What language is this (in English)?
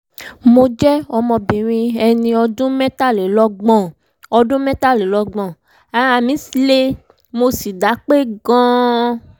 Yoruba